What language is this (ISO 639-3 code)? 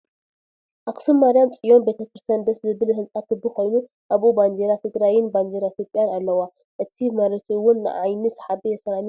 tir